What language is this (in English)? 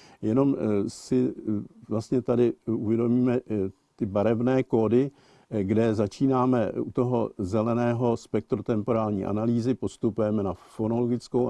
Czech